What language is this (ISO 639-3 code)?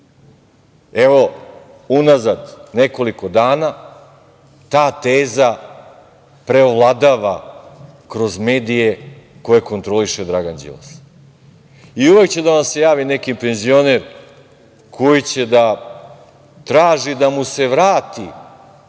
srp